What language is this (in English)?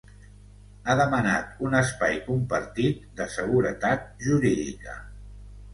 Catalan